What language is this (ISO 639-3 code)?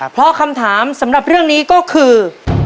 tha